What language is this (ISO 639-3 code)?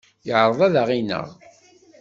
kab